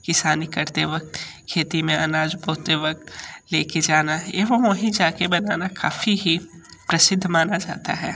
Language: Hindi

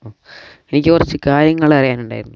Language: Malayalam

